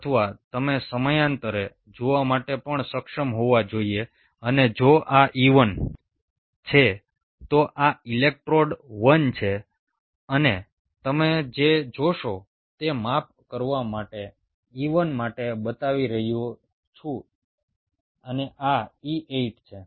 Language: Gujarati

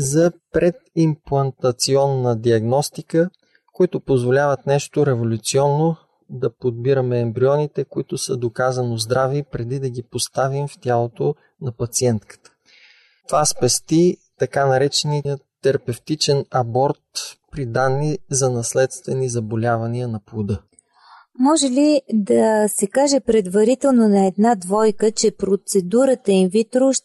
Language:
Bulgarian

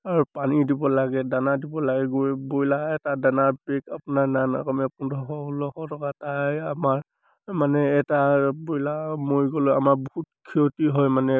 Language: Assamese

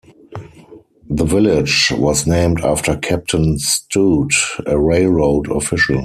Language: English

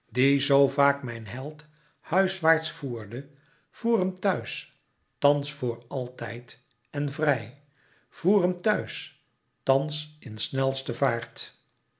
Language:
Dutch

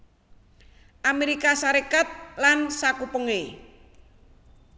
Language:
Javanese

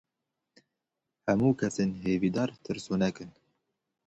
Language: Kurdish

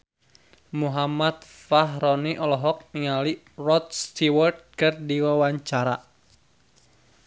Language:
Sundanese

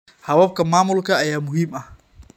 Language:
Somali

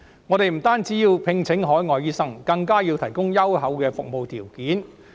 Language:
Cantonese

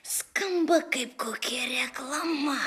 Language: Lithuanian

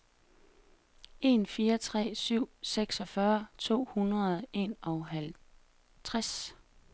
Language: Danish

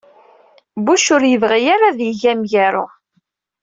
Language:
Kabyle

